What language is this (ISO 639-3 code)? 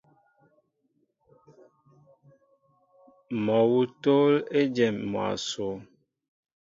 mbo